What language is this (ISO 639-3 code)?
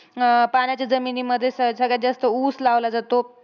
mar